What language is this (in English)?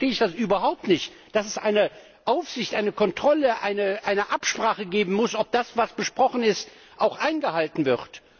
German